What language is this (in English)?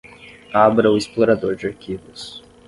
Portuguese